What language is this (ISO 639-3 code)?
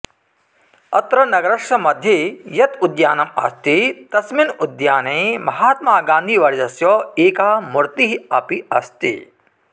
san